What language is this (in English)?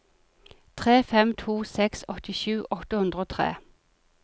Norwegian